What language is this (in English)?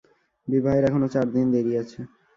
Bangla